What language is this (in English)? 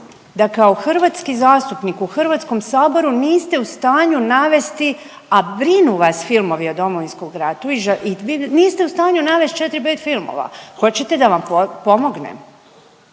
Croatian